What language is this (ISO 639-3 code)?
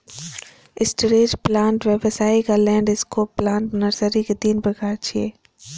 mai